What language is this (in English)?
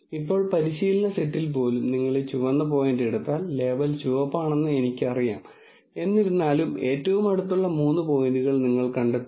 Malayalam